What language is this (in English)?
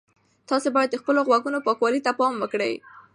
Pashto